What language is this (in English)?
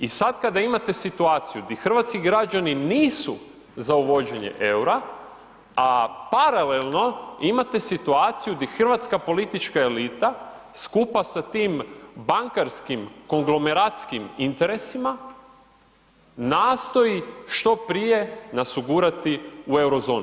Croatian